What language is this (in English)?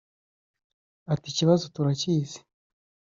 Kinyarwanda